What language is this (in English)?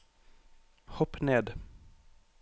Norwegian